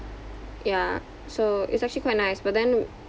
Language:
English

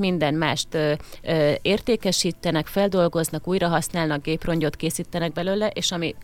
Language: Hungarian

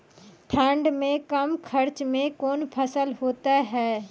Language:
Maithili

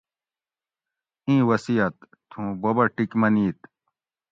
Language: Gawri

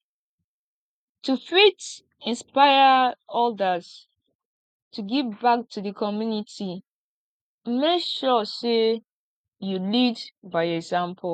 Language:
Nigerian Pidgin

